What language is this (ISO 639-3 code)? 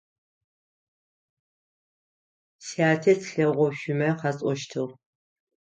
ady